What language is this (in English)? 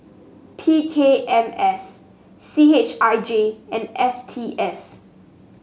English